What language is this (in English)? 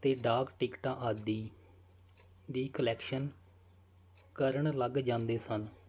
Punjabi